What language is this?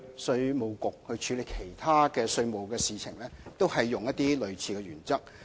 Cantonese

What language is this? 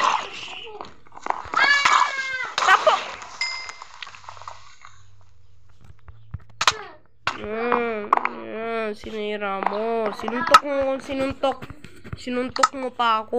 Filipino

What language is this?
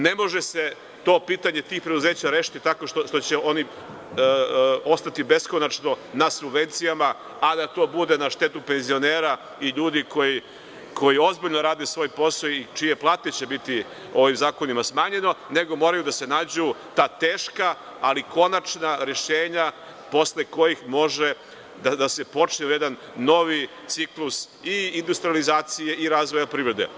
Serbian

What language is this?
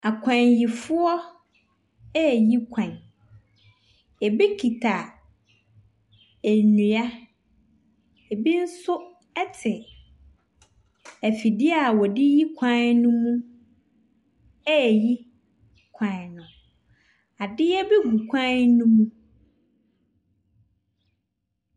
Akan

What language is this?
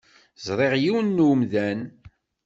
Kabyle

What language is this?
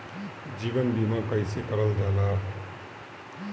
Bhojpuri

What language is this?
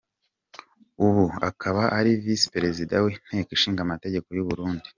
Kinyarwanda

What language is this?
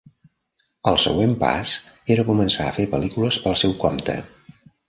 Catalan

